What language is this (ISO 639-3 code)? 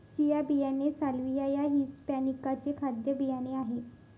mar